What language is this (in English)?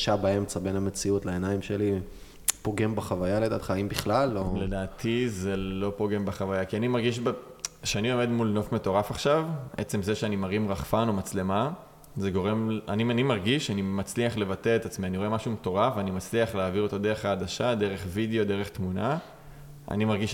Hebrew